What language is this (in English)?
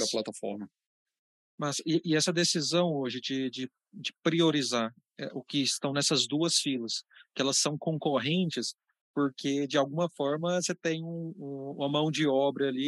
Portuguese